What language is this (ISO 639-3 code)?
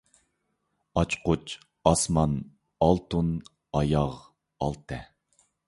uig